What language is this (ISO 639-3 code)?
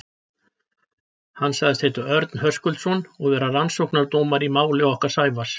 isl